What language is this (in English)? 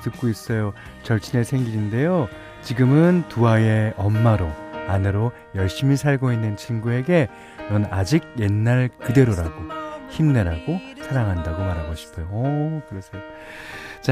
Korean